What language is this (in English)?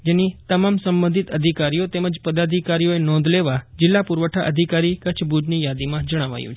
Gujarati